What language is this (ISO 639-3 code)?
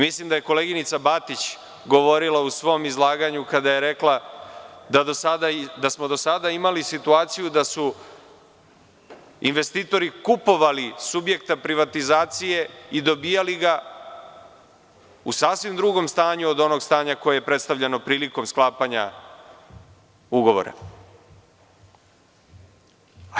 srp